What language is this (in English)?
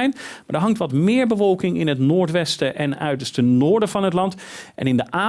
Dutch